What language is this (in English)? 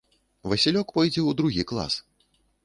Belarusian